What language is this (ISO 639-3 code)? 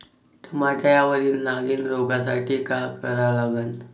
mar